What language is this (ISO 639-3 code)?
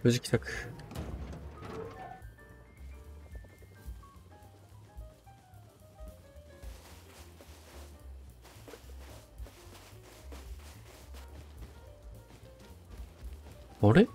jpn